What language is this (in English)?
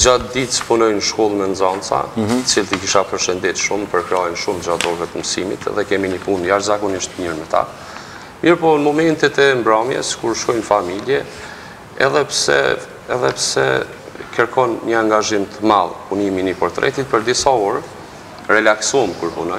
Romanian